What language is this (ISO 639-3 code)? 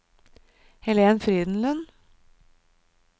nor